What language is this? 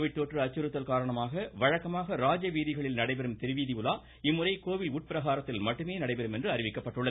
Tamil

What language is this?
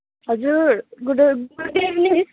Nepali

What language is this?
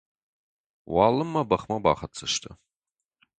Ossetic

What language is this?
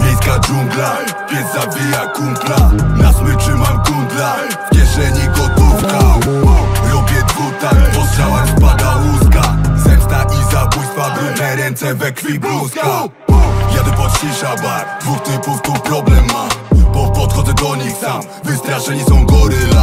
Polish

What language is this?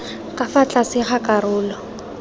Tswana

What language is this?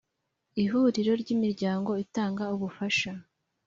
Kinyarwanda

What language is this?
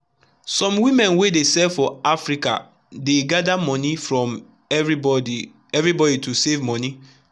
Nigerian Pidgin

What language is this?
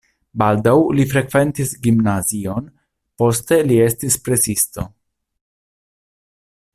Esperanto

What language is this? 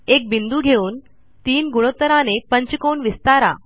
Marathi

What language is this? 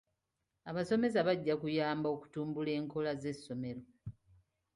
Ganda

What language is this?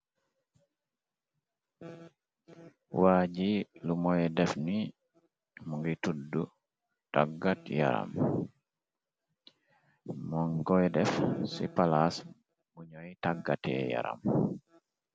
Wolof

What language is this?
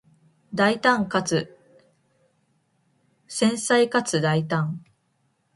Japanese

